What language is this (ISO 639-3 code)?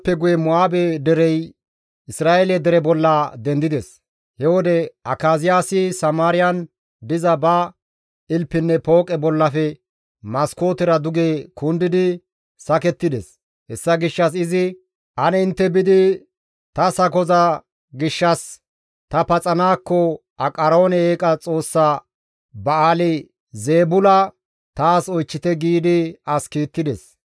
gmv